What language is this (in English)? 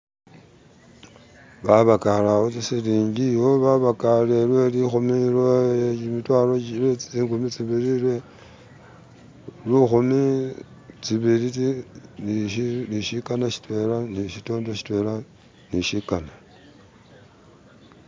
Masaaba